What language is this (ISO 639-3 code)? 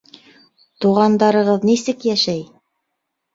bak